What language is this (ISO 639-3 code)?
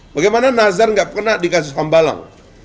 ind